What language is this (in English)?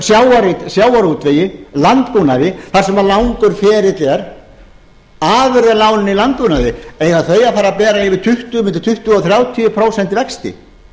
Icelandic